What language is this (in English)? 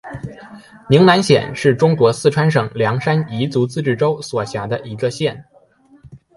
Chinese